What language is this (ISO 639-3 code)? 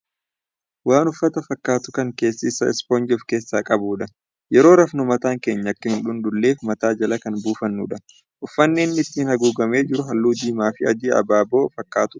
orm